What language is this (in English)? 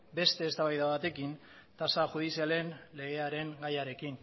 Basque